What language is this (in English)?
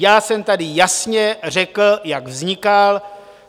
Czech